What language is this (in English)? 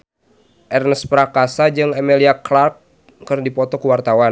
Sundanese